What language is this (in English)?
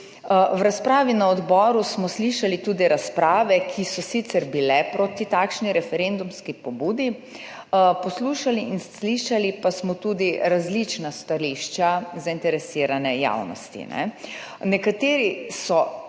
Slovenian